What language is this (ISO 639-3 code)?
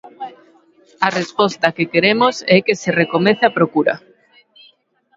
glg